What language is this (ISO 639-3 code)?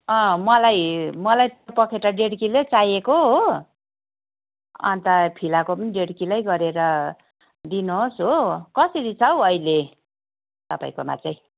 nep